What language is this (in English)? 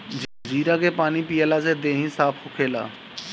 Bhojpuri